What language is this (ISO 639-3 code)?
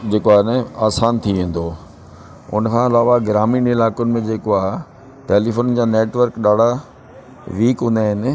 snd